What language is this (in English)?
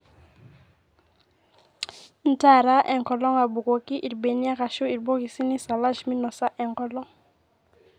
Masai